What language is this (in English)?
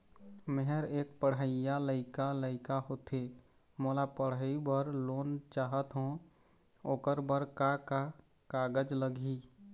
Chhattisgarhi